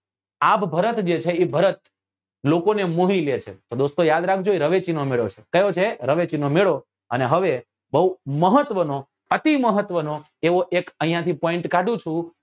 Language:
Gujarati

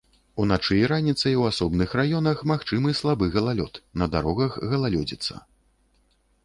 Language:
Belarusian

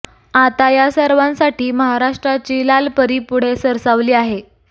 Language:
Marathi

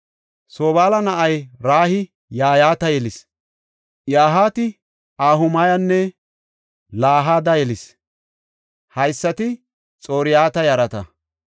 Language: Gofa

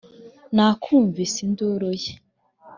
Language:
Kinyarwanda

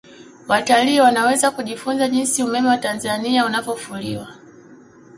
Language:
Swahili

